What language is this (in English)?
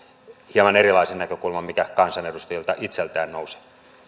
Finnish